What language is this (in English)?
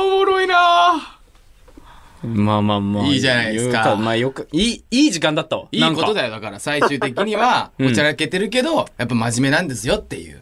Japanese